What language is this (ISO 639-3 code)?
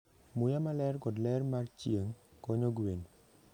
luo